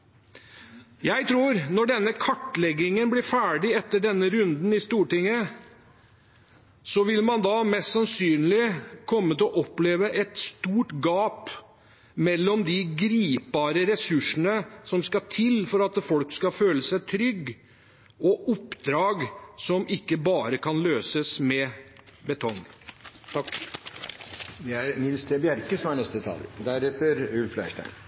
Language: Norwegian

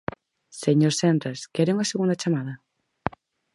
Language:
Galician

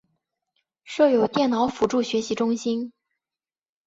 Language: Chinese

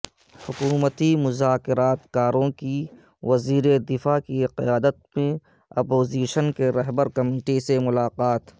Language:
Urdu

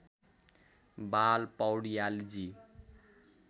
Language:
Nepali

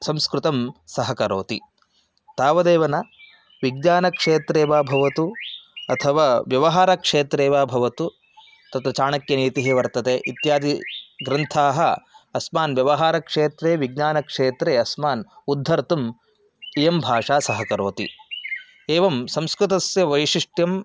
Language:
Sanskrit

